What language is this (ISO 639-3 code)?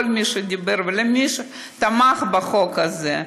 heb